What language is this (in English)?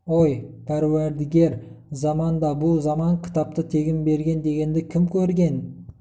Kazakh